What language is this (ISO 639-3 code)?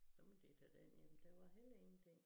dan